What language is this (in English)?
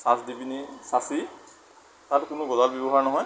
Assamese